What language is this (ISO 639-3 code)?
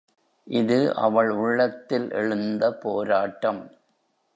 tam